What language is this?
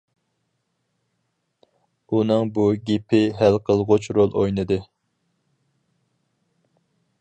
Uyghur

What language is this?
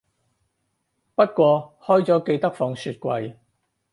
Cantonese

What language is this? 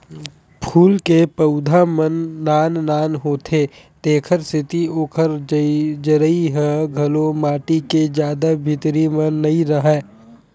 Chhattisgarhi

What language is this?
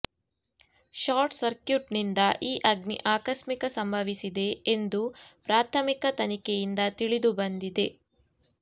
Kannada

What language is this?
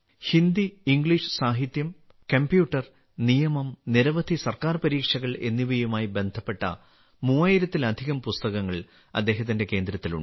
Malayalam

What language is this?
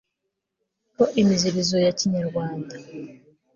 Kinyarwanda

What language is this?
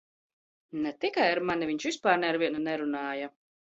Latvian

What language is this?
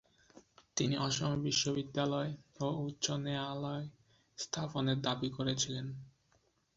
Bangla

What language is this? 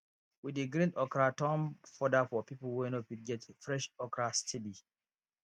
Nigerian Pidgin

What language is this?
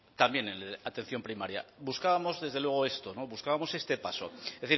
Spanish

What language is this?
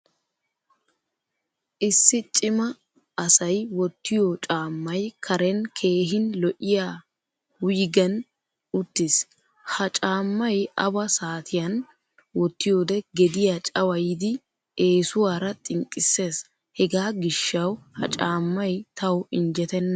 Wolaytta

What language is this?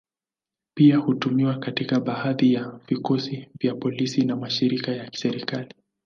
Swahili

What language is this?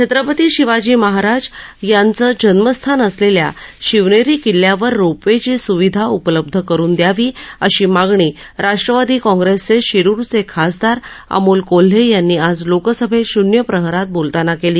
Marathi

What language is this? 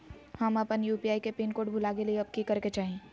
Magahi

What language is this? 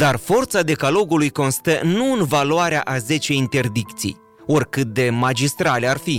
Romanian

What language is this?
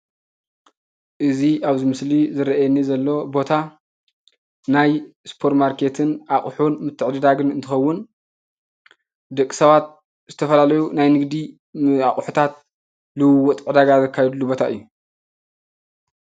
Tigrinya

